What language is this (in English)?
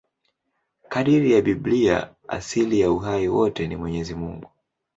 Swahili